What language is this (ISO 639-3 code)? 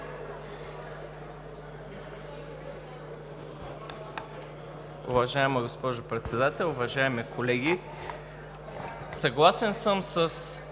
bul